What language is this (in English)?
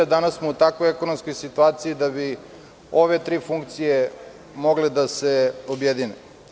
Serbian